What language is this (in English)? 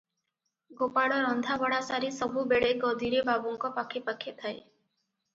Odia